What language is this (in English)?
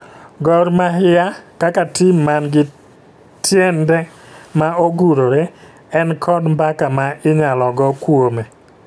Luo (Kenya and Tanzania)